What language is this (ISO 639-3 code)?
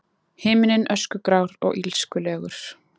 isl